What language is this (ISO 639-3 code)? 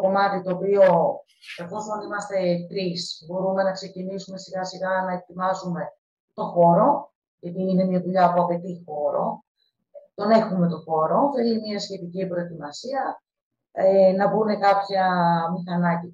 ell